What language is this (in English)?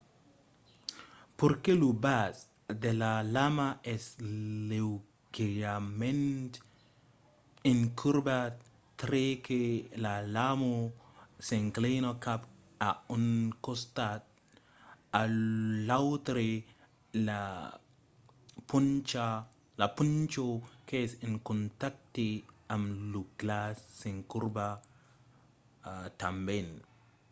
Occitan